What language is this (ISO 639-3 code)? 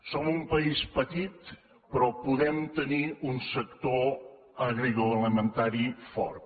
cat